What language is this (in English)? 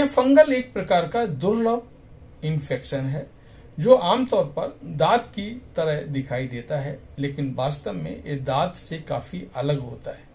Hindi